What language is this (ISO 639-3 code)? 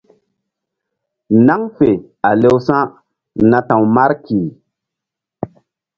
mdd